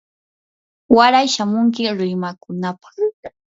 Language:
Yanahuanca Pasco Quechua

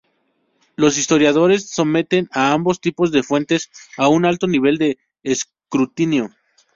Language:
Spanish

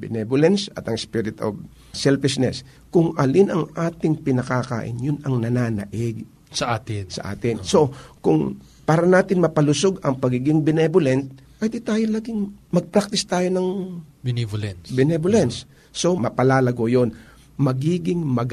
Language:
Filipino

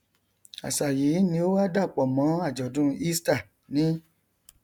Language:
Yoruba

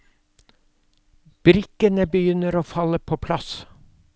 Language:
Norwegian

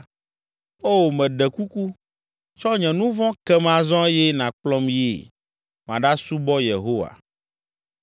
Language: Ewe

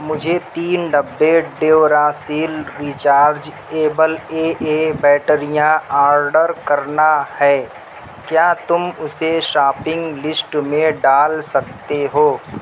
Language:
Urdu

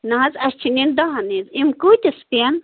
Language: Kashmiri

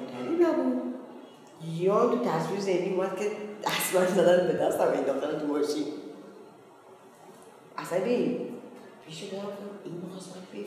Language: Persian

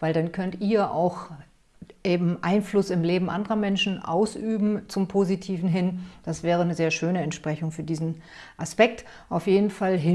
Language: German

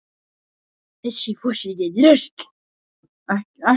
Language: Icelandic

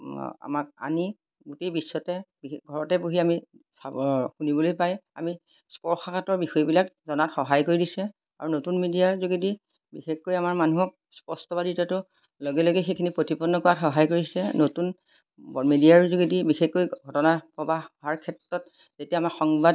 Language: Assamese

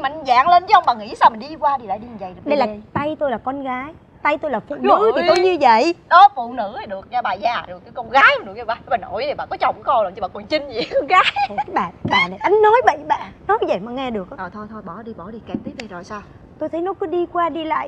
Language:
Vietnamese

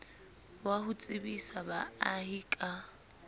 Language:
Southern Sotho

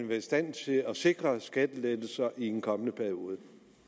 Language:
Danish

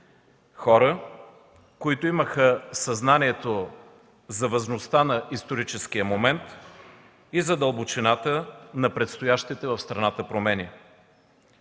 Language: Bulgarian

